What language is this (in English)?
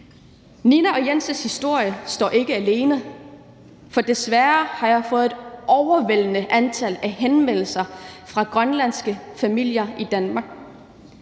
Danish